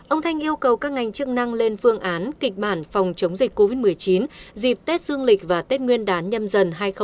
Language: Vietnamese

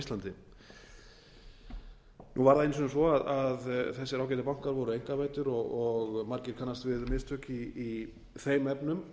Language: Icelandic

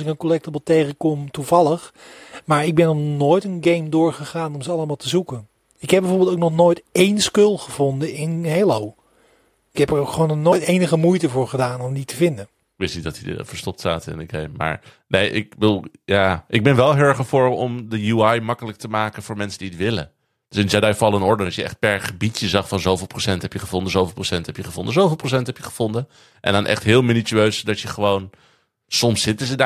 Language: Dutch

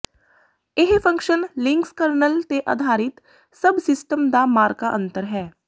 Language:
Punjabi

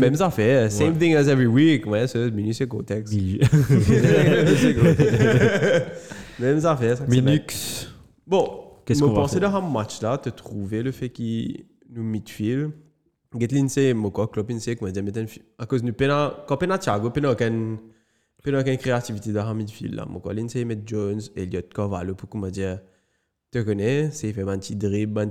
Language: French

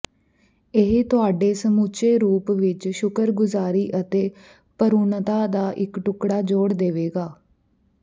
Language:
Punjabi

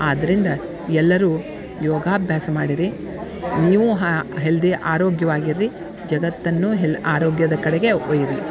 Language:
Kannada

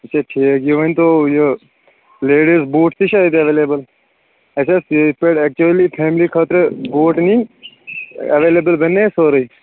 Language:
Kashmiri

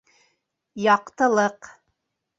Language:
Bashkir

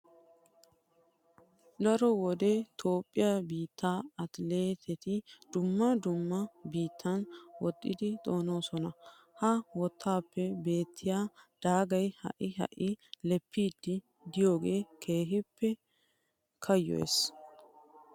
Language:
Wolaytta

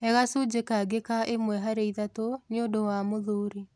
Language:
Kikuyu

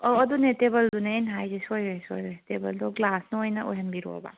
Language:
Manipuri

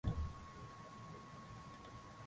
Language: Swahili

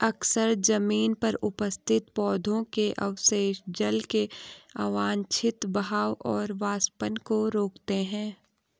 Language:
Hindi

